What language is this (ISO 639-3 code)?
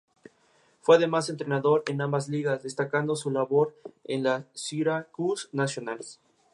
spa